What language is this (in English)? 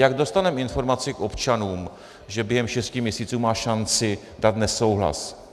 Czech